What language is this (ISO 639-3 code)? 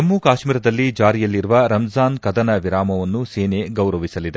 kan